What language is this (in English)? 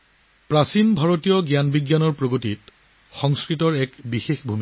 Assamese